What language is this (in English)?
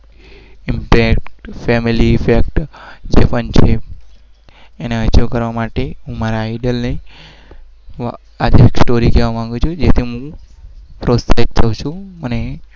Gujarati